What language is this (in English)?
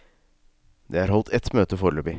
Norwegian